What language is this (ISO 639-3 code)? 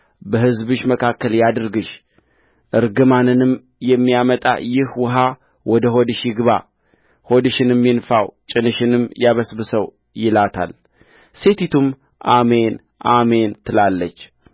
amh